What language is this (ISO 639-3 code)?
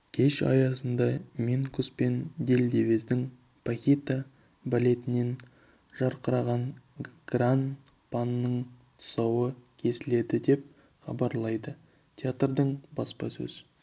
kaz